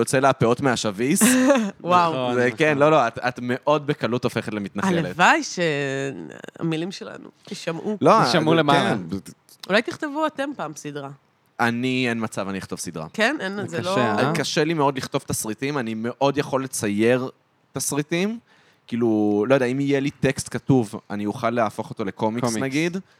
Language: Hebrew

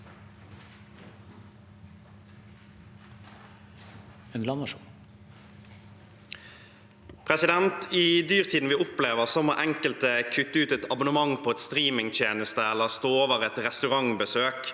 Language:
Norwegian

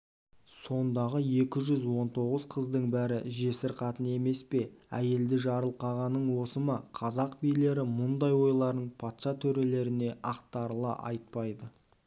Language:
Kazakh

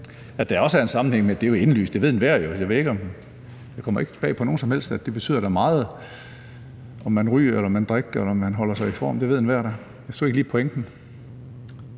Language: Danish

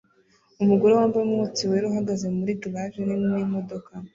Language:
Kinyarwanda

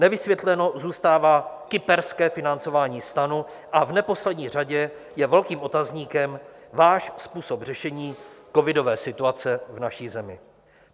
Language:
Czech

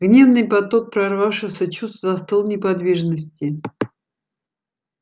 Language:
Russian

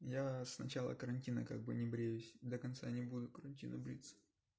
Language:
Russian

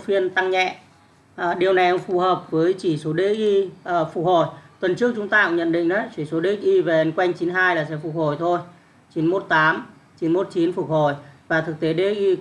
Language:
Vietnamese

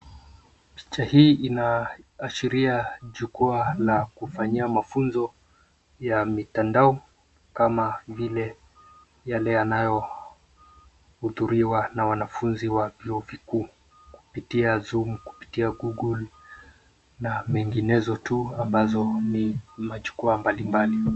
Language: Swahili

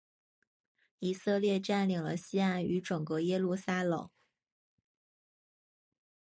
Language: Chinese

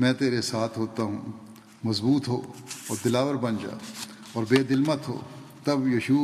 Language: Urdu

